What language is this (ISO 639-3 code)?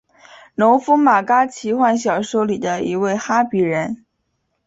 zho